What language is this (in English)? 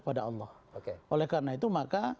Indonesian